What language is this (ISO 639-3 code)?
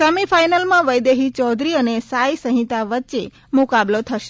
guj